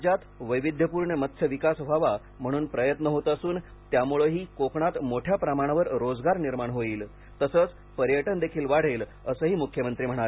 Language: Marathi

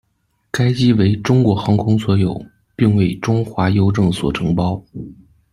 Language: Chinese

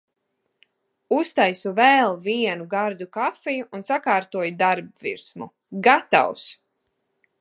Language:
Latvian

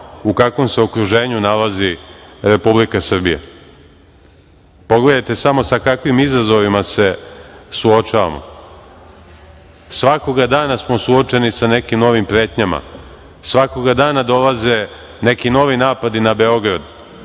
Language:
Serbian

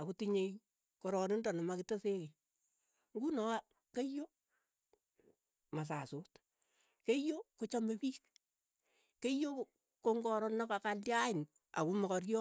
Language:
Keiyo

